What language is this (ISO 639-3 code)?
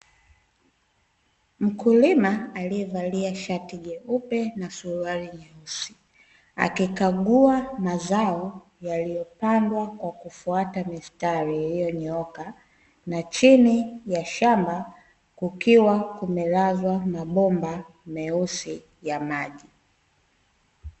swa